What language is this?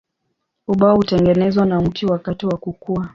Swahili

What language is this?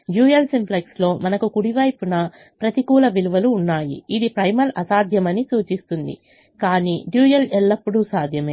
Telugu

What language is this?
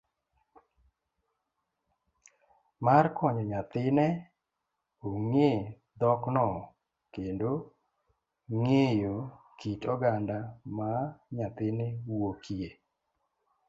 Luo (Kenya and Tanzania)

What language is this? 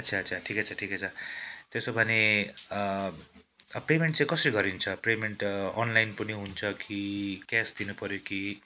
Nepali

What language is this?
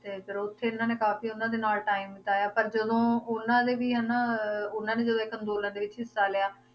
Punjabi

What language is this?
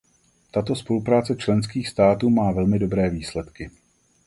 Czech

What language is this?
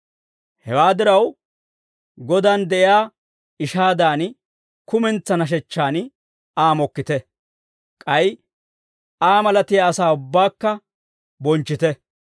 Dawro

